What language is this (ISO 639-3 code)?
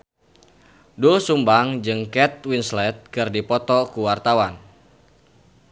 sun